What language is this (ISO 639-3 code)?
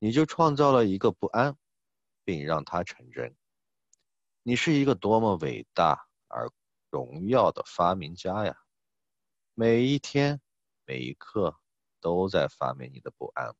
zho